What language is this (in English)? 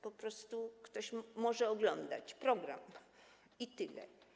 Polish